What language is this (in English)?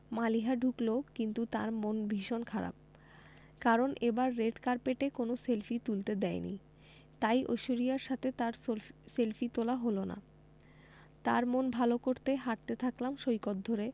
Bangla